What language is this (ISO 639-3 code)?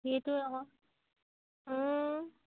asm